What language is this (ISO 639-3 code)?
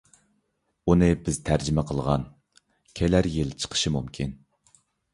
uig